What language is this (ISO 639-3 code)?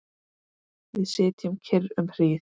isl